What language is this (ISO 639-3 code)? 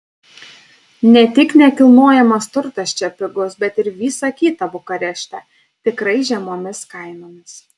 lit